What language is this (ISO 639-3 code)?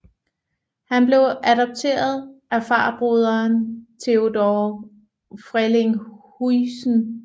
dan